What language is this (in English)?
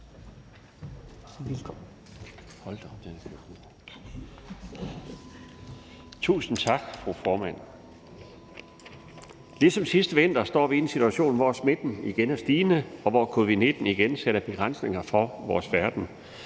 Danish